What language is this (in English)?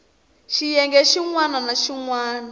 Tsonga